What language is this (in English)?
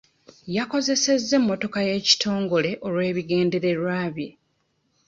Ganda